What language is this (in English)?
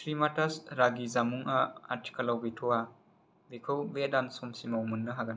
Bodo